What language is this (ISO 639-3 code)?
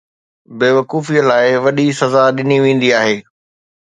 snd